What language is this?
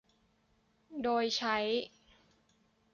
Thai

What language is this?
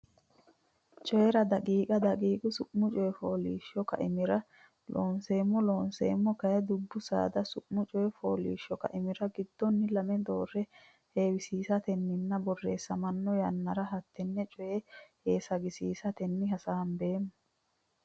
Sidamo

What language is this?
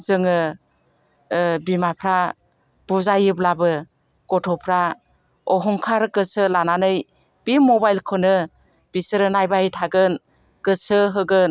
Bodo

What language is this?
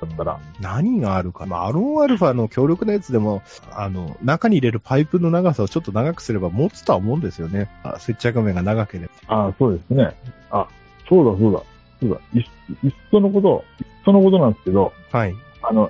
Japanese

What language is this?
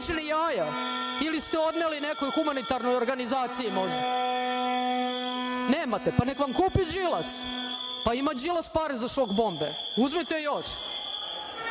Serbian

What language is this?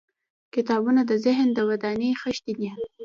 Pashto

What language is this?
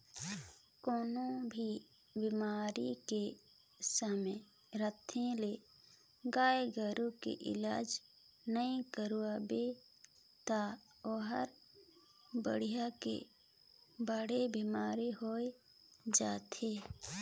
Chhattisgarhi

